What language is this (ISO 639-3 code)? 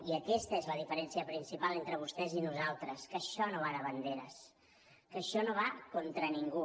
cat